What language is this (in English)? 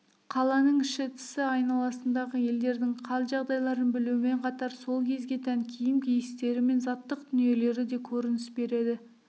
Kazakh